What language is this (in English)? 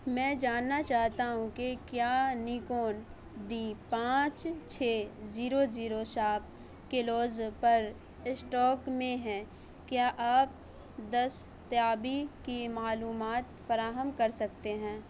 Urdu